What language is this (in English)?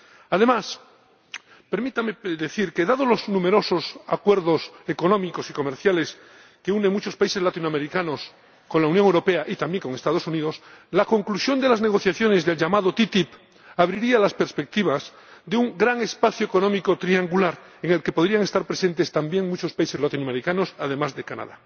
Spanish